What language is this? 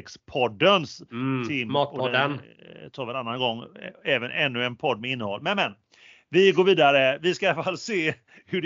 Swedish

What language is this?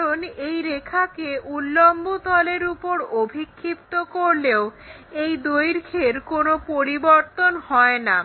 Bangla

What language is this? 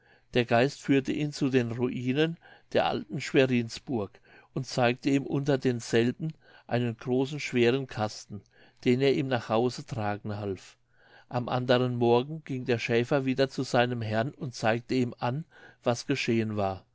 German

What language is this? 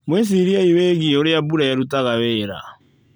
Kikuyu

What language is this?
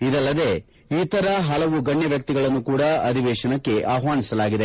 Kannada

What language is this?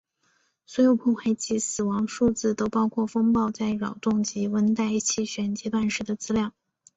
Chinese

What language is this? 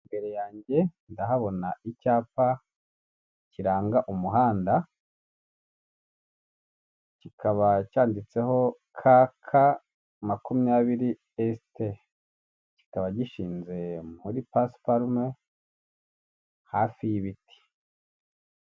Kinyarwanda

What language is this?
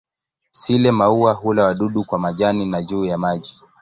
Swahili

